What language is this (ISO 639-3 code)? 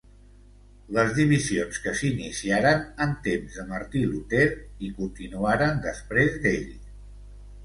cat